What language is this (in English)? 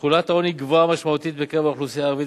Hebrew